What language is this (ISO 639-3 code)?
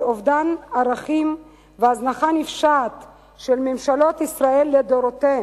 heb